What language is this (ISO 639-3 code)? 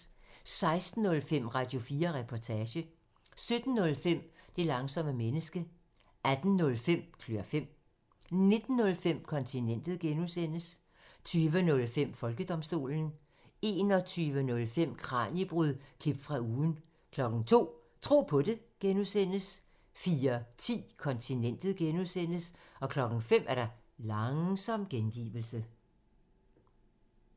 dan